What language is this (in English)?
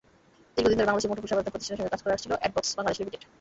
Bangla